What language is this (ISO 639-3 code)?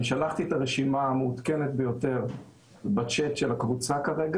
heb